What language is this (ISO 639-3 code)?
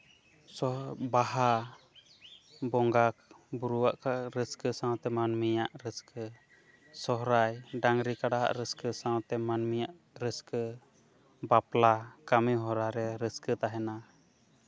sat